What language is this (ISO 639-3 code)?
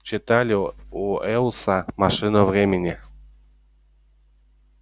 rus